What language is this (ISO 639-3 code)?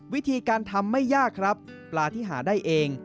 tha